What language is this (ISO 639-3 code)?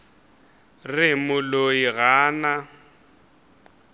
nso